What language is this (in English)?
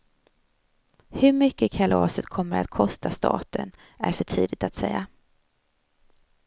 Swedish